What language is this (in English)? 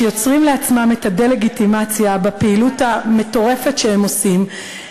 Hebrew